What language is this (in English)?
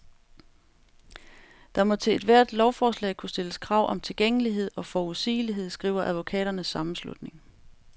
Danish